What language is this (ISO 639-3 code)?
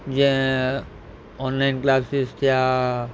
snd